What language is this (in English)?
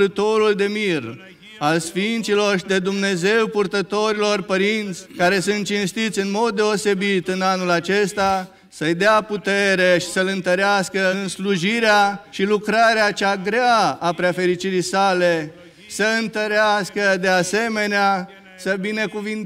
Romanian